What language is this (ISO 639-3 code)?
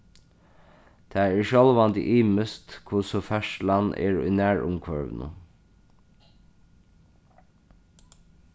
fao